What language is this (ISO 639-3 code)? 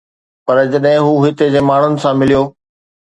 snd